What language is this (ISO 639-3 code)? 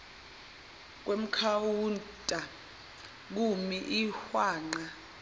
zul